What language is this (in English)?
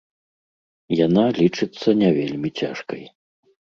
Belarusian